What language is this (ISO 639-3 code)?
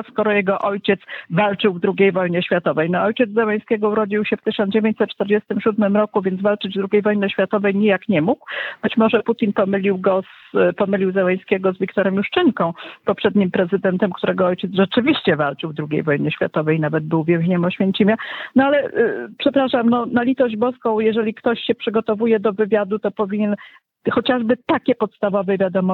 pol